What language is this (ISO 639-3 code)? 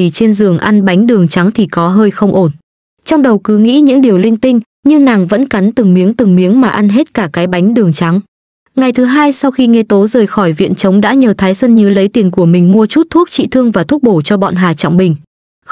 vie